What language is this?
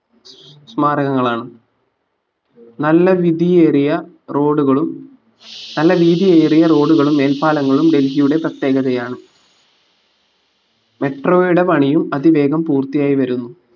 Malayalam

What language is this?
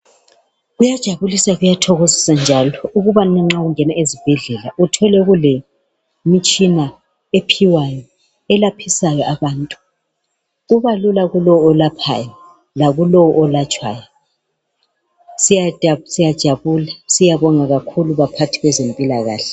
North Ndebele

